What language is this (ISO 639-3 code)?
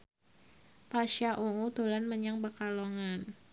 jav